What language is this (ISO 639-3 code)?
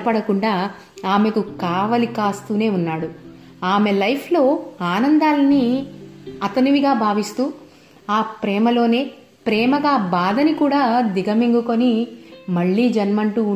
tel